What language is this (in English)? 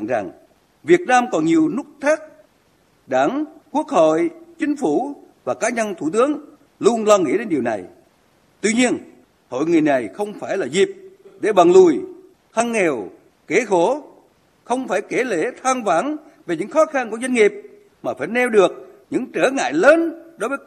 Vietnamese